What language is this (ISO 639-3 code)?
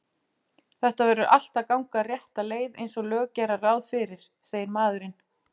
isl